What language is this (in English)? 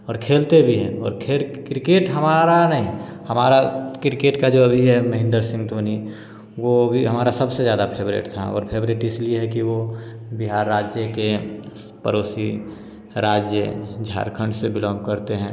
Hindi